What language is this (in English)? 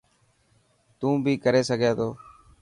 Dhatki